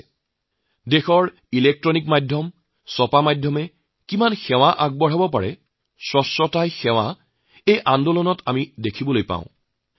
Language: Assamese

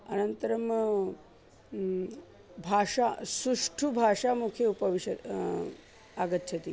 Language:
Sanskrit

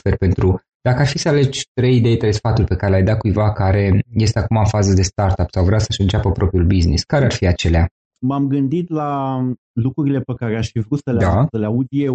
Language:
Romanian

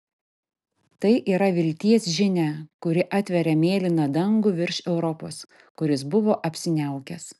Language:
Lithuanian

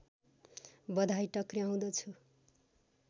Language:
Nepali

